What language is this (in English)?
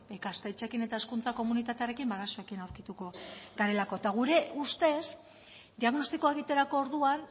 Basque